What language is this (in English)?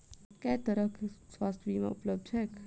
Maithili